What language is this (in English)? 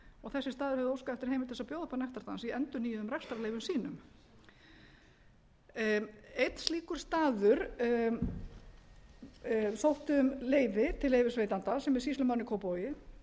Icelandic